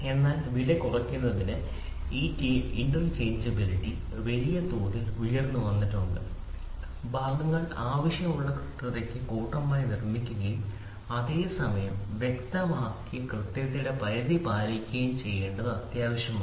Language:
Malayalam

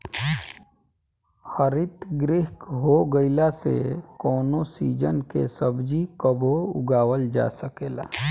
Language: Bhojpuri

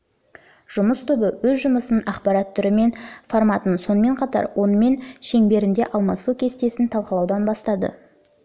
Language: Kazakh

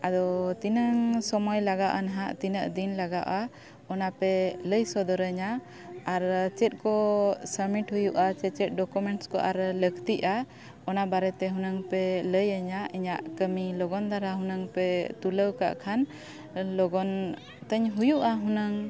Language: Santali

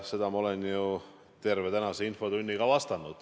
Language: Estonian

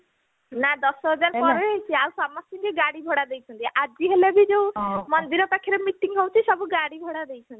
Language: Odia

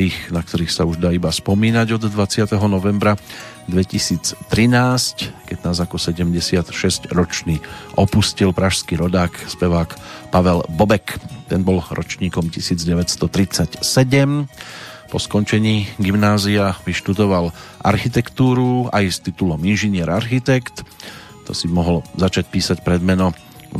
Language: Slovak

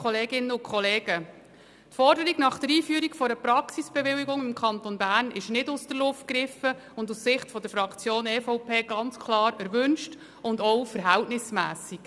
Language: Swiss German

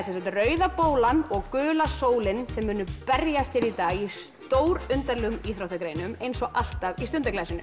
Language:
Icelandic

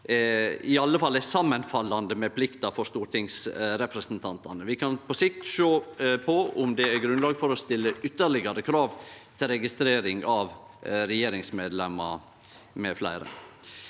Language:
Norwegian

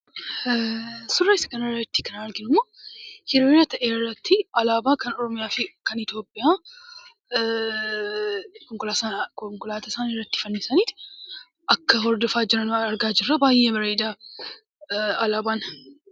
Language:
Oromo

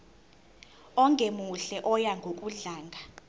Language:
Zulu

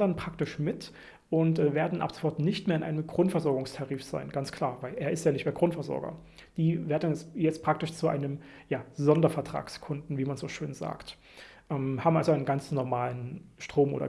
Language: German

